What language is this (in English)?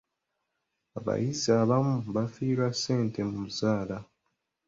Ganda